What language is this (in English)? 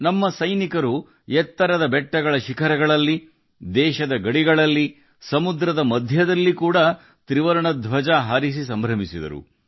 Kannada